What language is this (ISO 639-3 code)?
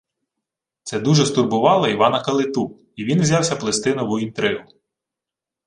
ukr